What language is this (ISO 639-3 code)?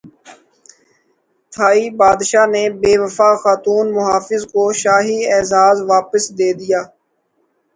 urd